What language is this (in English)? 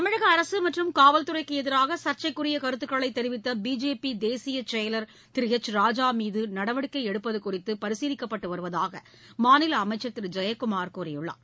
Tamil